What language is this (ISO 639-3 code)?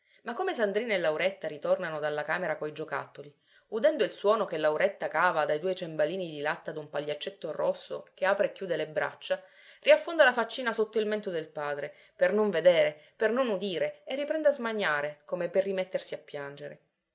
ita